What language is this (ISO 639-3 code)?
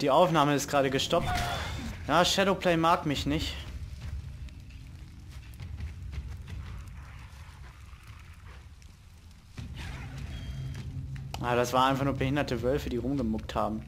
deu